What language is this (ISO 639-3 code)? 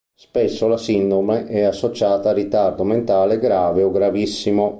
ita